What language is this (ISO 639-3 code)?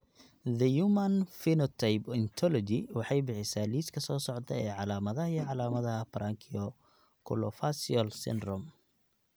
som